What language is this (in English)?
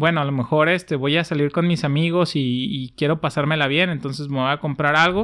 Spanish